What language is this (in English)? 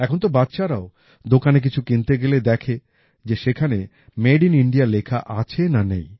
Bangla